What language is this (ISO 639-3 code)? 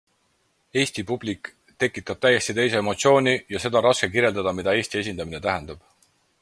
est